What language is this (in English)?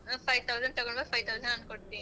Kannada